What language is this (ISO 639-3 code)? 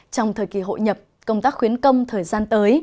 vie